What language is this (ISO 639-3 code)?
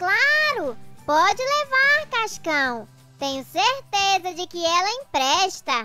por